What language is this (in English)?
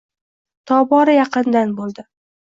Uzbek